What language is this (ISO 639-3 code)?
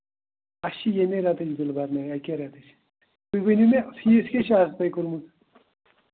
kas